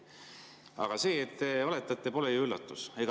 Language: Estonian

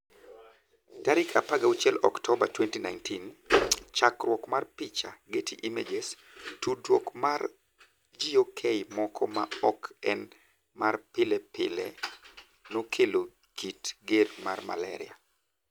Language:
Luo (Kenya and Tanzania)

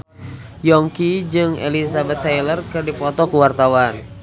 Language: Sundanese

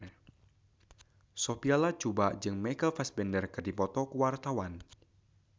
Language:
Sundanese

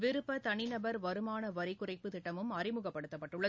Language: Tamil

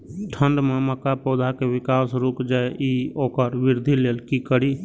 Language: Maithili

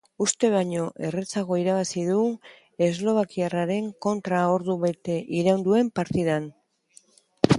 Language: Basque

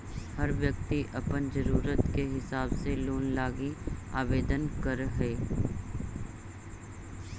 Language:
Magahi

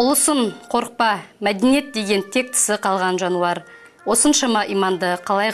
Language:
Turkish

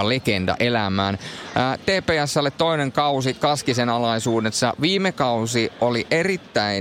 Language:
Finnish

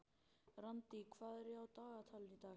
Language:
Icelandic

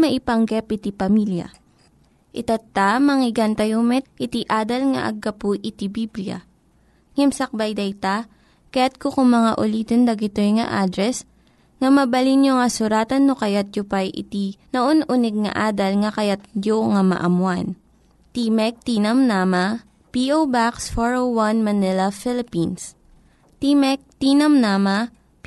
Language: Filipino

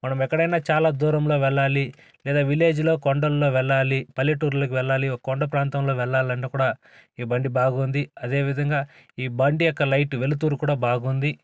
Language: Telugu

